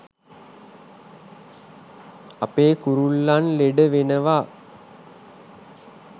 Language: Sinhala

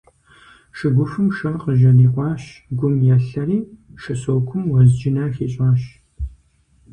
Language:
Kabardian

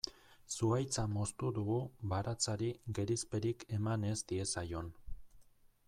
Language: Basque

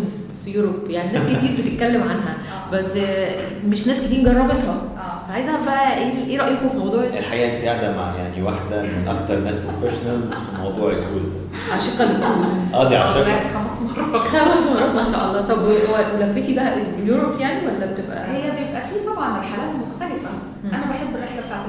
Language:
Arabic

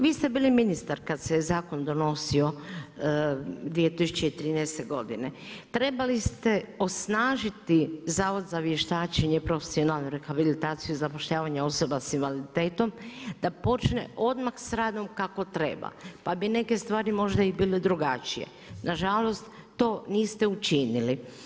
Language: Croatian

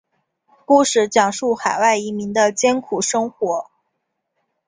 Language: Chinese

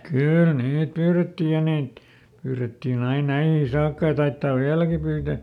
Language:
Finnish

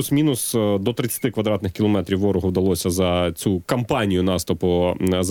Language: Ukrainian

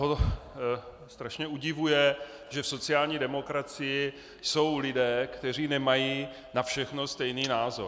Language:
Czech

